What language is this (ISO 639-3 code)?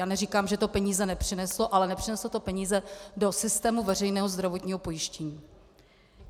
ces